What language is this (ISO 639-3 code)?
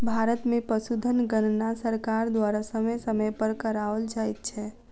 mai